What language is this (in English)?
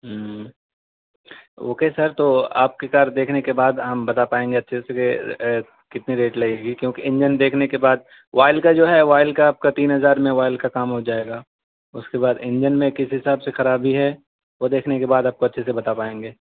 Urdu